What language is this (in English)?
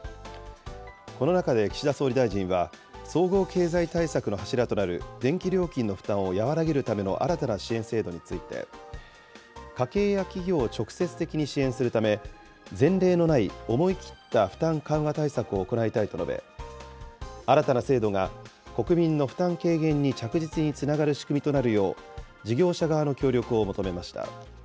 Japanese